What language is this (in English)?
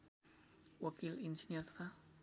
Nepali